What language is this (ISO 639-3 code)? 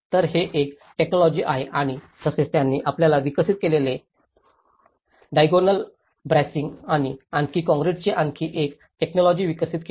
mar